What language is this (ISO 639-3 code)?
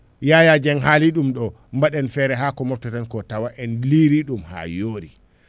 ful